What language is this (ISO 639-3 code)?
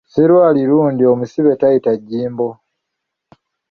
lug